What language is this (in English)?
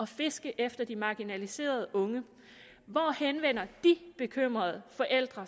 Danish